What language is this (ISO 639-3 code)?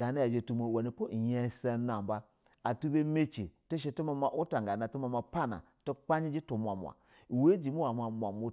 bzw